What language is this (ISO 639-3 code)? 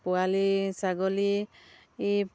asm